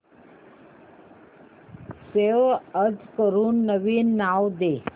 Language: Marathi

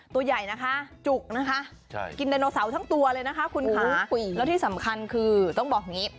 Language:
Thai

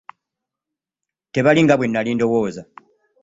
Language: Ganda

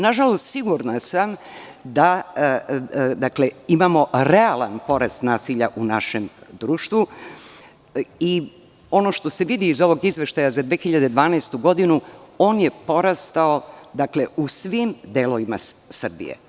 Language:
Serbian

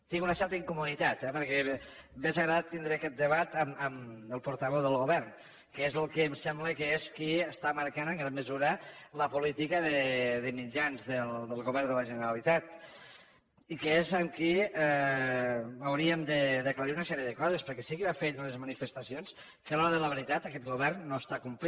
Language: Catalan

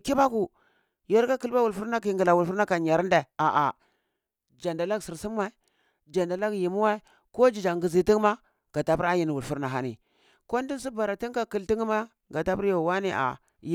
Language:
Cibak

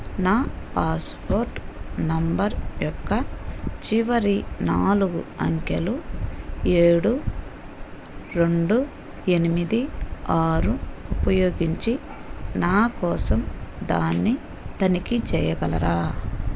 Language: Telugu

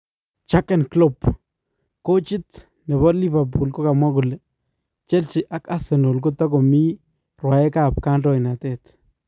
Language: Kalenjin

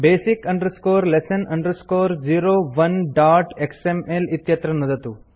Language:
Sanskrit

